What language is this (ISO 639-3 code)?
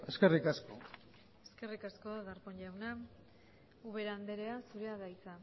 eus